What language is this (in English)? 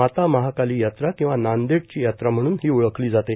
Marathi